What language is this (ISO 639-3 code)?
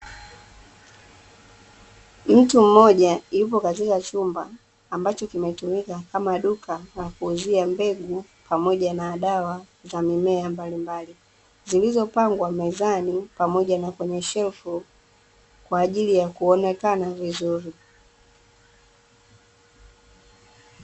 swa